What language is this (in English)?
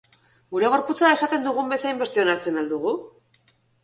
Basque